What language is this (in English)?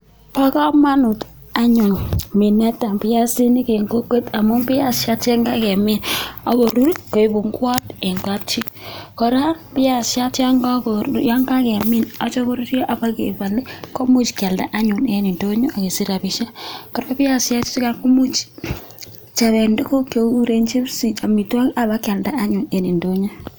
Kalenjin